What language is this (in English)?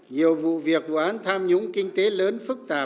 Vietnamese